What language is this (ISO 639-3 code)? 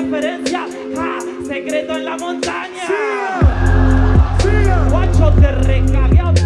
spa